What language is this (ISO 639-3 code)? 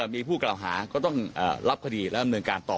tha